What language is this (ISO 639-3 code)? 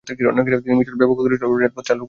ben